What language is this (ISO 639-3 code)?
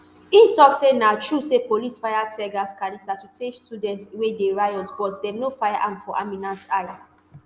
pcm